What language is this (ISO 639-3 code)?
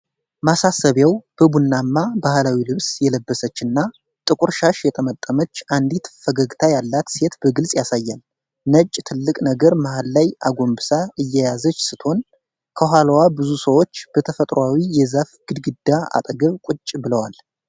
amh